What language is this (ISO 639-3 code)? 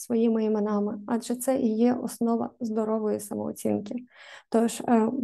ukr